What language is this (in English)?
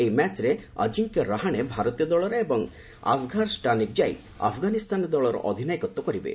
Odia